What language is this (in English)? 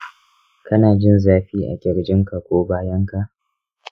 Hausa